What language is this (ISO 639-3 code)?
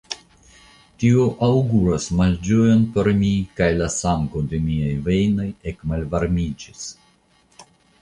epo